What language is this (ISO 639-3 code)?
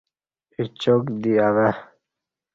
bsh